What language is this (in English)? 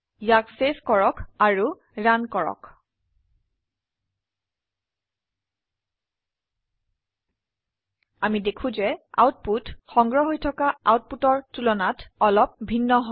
Assamese